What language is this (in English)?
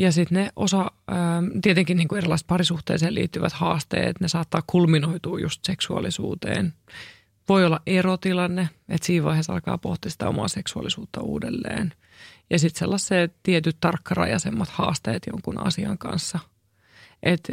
Finnish